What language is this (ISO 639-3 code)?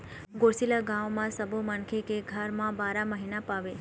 hne